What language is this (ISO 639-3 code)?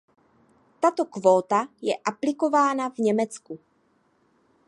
ces